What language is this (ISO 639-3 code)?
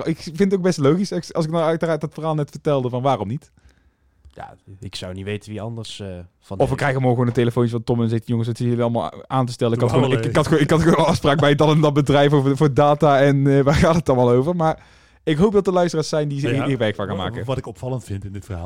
nld